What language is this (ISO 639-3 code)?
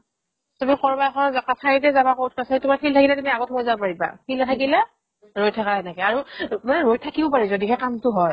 asm